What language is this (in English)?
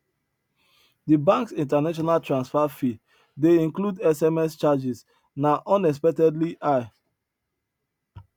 Nigerian Pidgin